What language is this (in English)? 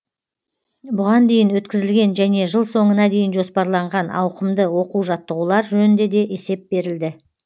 Kazakh